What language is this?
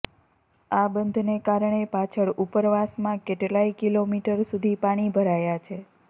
Gujarati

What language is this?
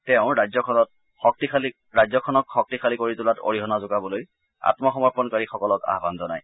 Assamese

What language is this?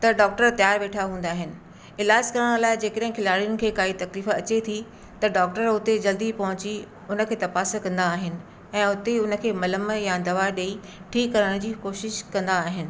Sindhi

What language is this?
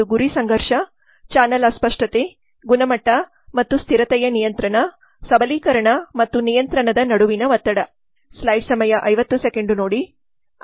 Kannada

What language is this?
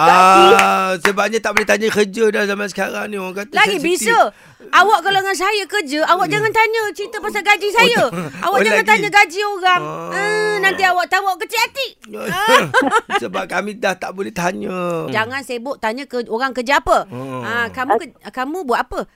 Malay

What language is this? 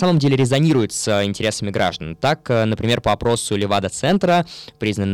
Russian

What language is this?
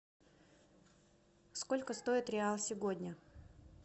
Russian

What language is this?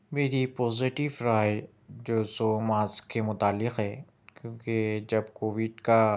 Urdu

